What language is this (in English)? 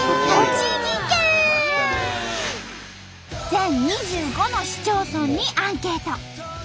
Japanese